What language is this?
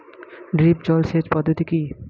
Bangla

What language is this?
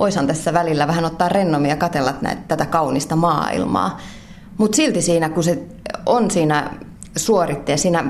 Finnish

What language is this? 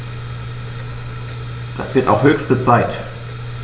German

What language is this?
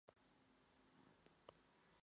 Spanish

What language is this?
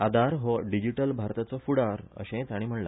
Konkani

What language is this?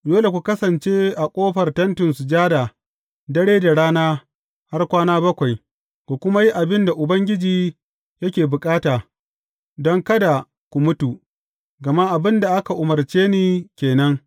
Hausa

